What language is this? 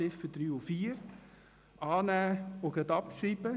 Swiss German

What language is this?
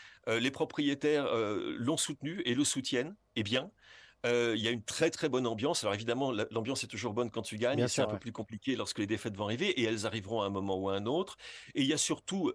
French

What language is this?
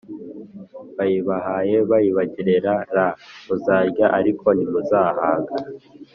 Kinyarwanda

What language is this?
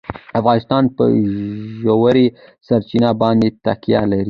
Pashto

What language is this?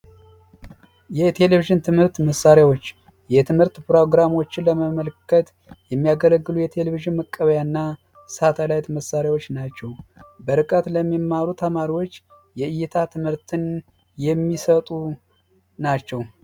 Amharic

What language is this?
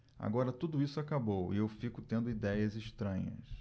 Portuguese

